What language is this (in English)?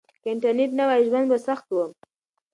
Pashto